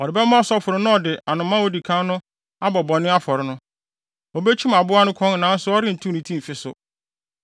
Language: Akan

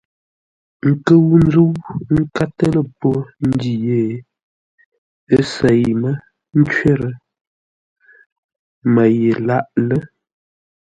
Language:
Ngombale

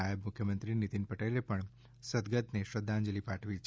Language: Gujarati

